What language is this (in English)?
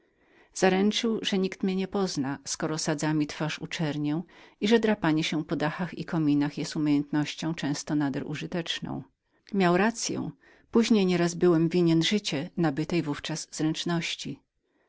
Polish